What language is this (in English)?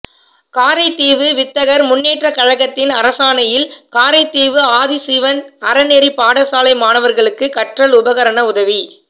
Tamil